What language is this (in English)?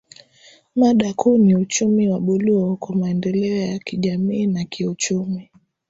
Swahili